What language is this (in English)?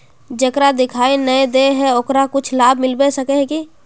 Magahi